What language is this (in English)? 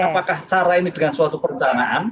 Indonesian